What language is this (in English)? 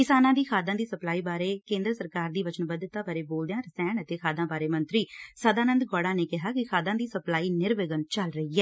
Punjabi